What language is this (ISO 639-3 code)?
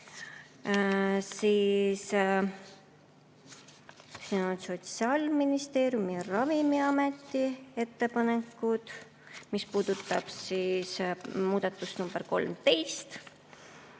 est